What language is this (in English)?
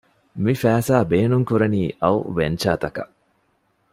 Divehi